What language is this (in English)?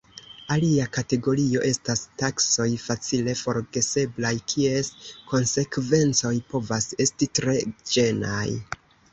Esperanto